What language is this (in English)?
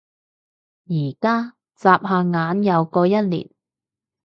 Cantonese